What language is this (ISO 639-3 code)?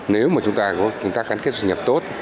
vie